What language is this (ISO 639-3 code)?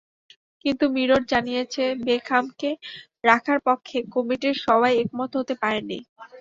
ben